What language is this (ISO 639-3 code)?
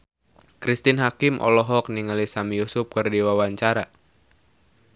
sun